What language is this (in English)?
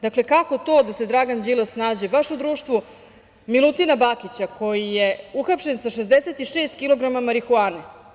Serbian